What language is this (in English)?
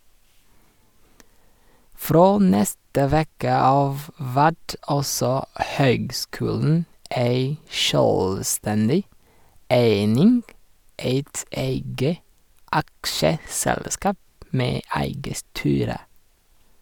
Norwegian